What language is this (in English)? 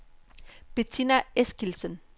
Danish